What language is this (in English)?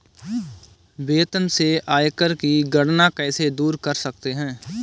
Hindi